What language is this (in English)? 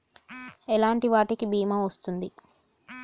Telugu